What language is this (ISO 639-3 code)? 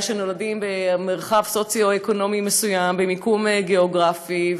heb